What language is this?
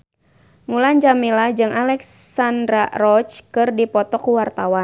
Sundanese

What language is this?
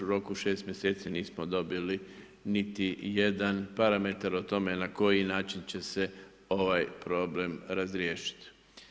Croatian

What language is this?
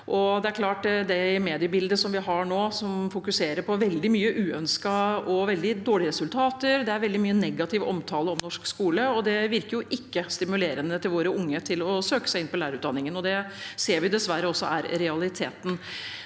Norwegian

